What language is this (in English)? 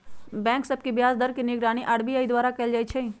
Magahi